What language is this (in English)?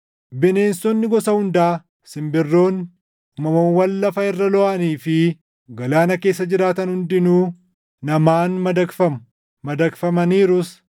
Oromo